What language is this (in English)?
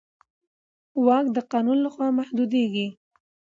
Pashto